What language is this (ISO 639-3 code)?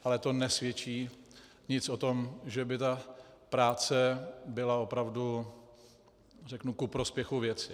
ces